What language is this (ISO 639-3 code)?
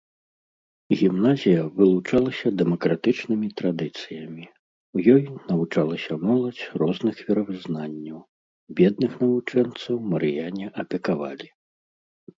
bel